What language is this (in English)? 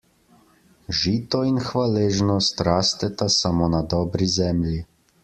Slovenian